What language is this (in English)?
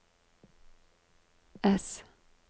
Norwegian